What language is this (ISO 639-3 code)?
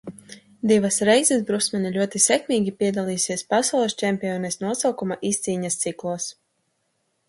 lav